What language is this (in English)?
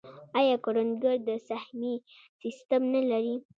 Pashto